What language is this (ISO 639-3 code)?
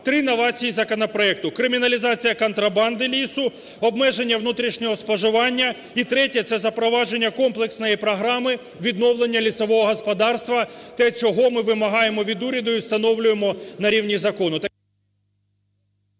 ukr